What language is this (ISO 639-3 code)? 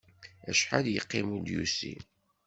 kab